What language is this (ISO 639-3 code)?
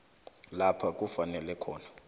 nbl